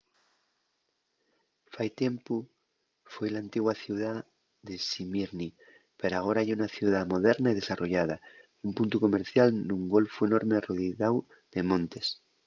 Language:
Asturian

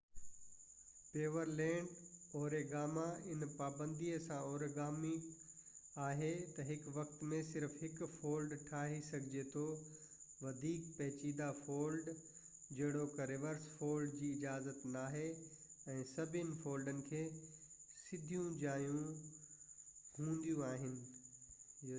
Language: Sindhi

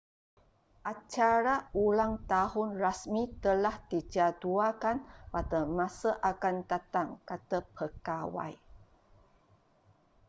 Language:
Malay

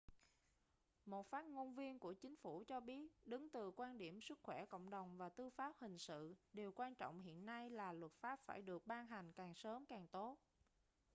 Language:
Vietnamese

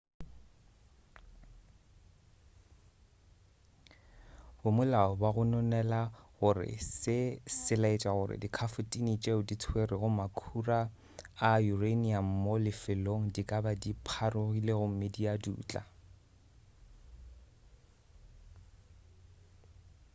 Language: Northern Sotho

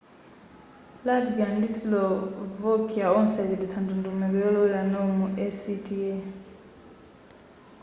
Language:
Nyanja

